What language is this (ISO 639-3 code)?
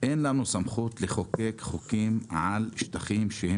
heb